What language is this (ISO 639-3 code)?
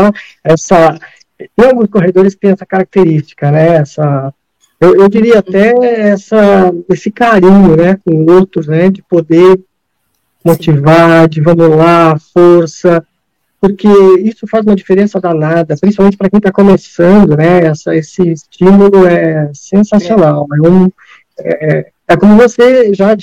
por